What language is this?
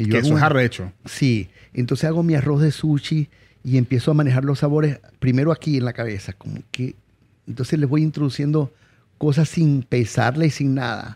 Spanish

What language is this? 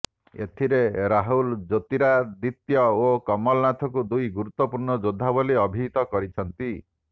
Odia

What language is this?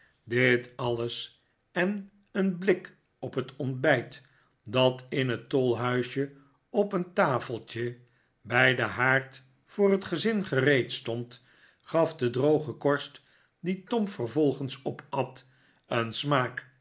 Dutch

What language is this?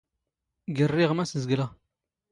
Standard Moroccan Tamazight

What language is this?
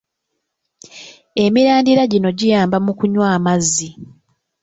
Ganda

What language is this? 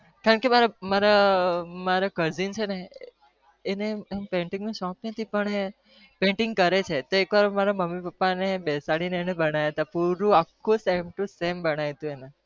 Gujarati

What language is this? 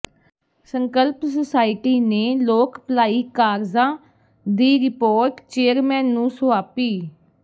Punjabi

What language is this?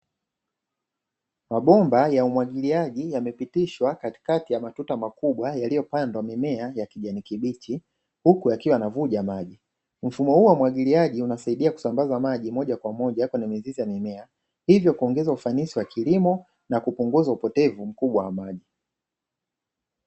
Swahili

